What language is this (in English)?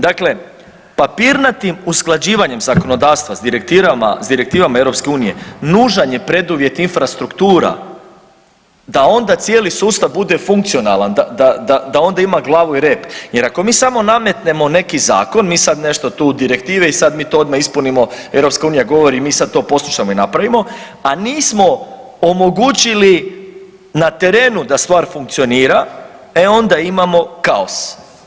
Croatian